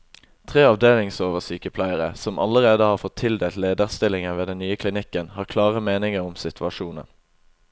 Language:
Norwegian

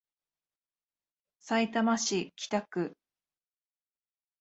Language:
Japanese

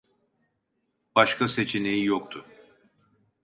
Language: Turkish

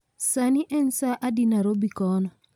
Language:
Luo (Kenya and Tanzania)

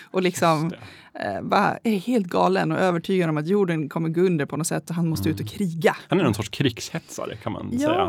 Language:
Swedish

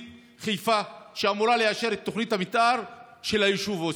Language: Hebrew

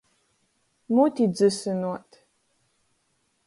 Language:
Latgalian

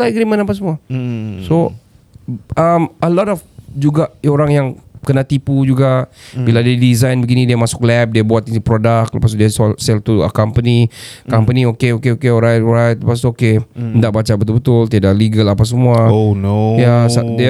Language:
Malay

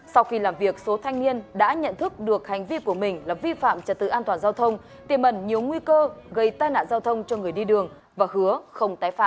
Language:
Vietnamese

